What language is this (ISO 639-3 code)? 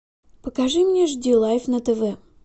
rus